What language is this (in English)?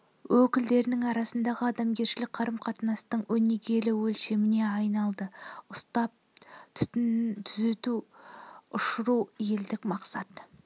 Kazakh